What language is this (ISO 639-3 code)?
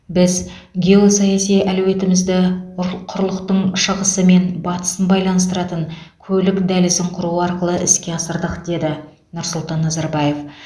kaz